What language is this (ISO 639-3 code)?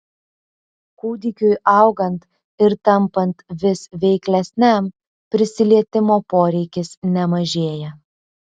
lit